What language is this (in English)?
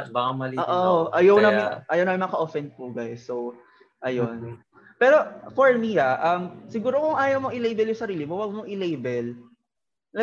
Filipino